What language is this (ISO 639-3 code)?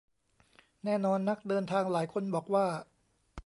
tha